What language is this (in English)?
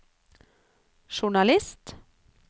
Norwegian